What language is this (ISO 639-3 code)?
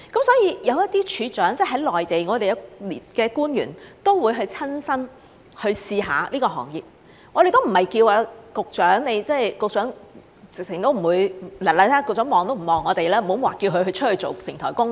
yue